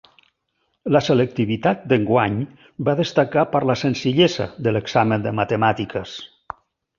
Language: Catalan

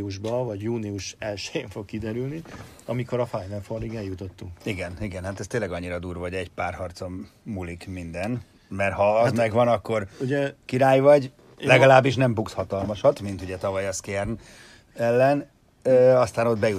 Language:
Hungarian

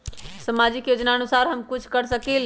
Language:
Magahi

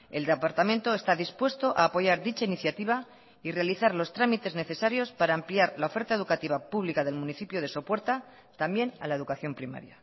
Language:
Spanish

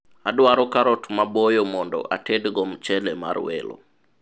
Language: Luo (Kenya and Tanzania)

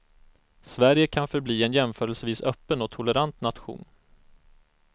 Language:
Swedish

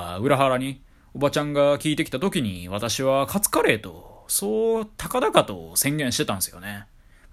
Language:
Japanese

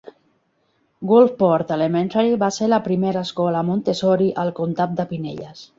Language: Catalan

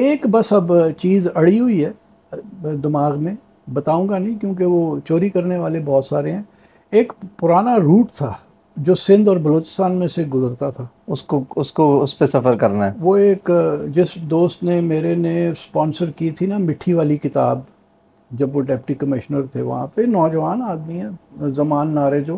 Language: Urdu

